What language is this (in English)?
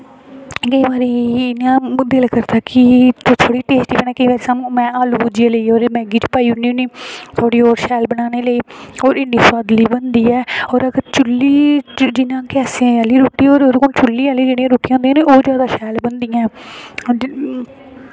Dogri